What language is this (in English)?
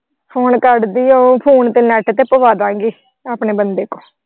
Punjabi